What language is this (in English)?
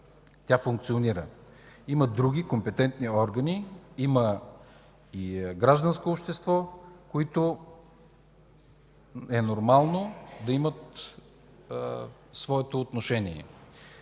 Bulgarian